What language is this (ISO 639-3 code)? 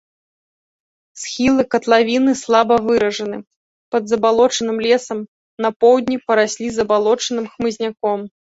bel